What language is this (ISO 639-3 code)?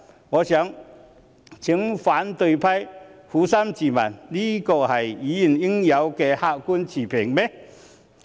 yue